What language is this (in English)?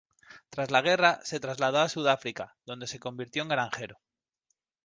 Spanish